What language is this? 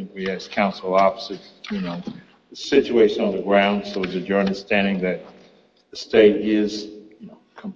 English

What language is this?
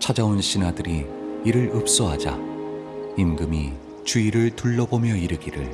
Korean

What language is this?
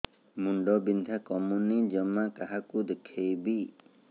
Odia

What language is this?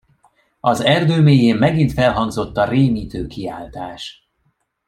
Hungarian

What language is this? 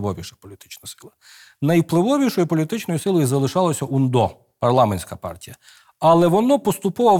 Ukrainian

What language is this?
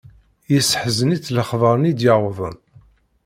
Kabyle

